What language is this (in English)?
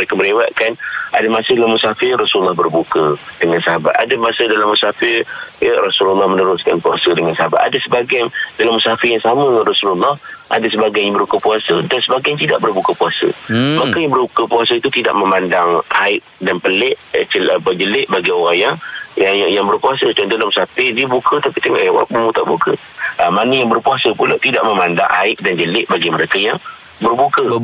Malay